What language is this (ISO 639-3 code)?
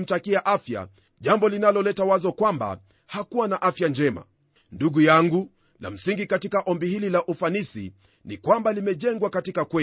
swa